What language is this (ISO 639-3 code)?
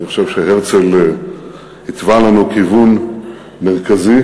heb